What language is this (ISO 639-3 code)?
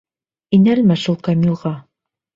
bak